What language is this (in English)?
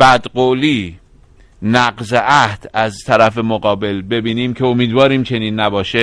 Persian